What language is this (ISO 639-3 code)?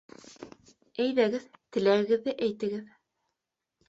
bak